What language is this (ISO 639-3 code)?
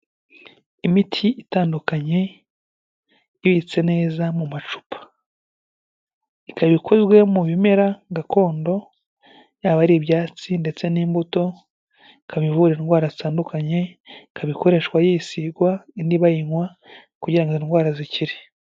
kin